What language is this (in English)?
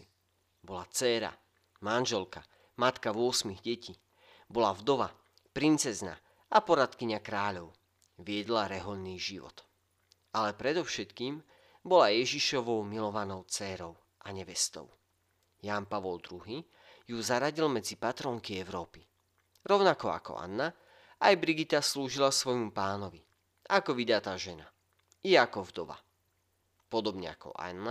Slovak